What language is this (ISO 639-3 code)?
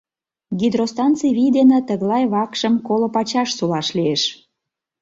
chm